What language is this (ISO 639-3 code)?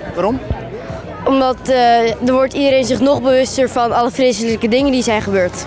nld